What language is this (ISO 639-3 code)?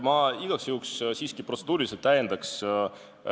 est